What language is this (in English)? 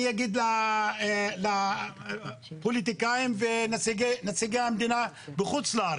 Hebrew